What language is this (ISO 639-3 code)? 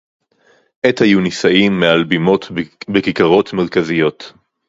heb